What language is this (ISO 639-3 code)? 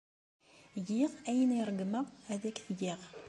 kab